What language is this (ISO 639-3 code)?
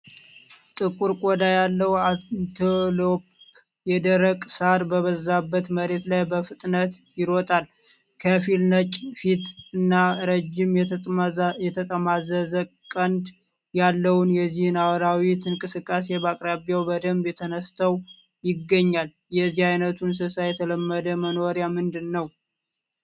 amh